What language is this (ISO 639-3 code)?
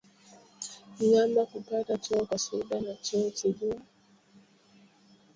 swa